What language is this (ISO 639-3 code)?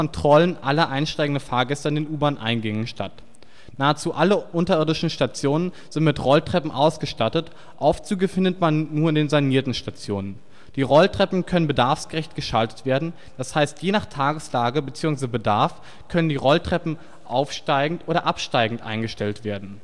deu